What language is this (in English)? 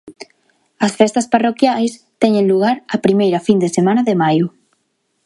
Galician